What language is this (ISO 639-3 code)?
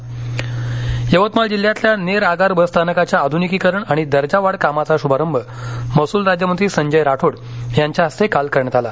mar